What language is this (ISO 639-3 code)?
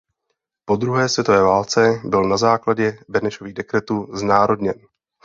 ces